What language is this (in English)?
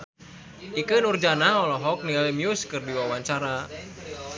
Sundanese